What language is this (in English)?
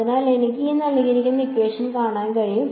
Malayalam